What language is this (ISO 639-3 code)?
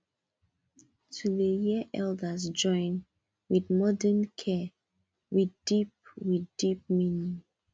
pcm